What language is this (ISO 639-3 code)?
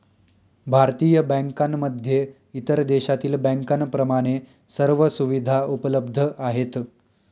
mar